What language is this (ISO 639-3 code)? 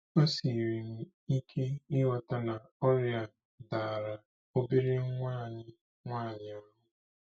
ibo